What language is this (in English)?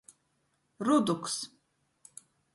Latgalian